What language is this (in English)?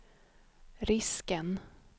Swedish